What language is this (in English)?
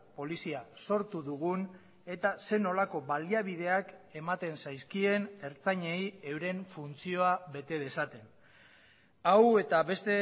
Basque